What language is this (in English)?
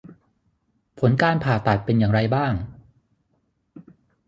Thai